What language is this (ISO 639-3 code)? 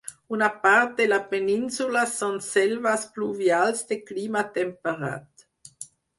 cat